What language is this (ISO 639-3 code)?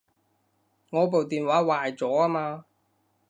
yue